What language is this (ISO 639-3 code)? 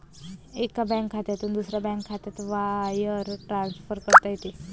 mar